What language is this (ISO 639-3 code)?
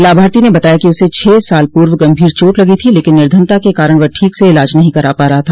hin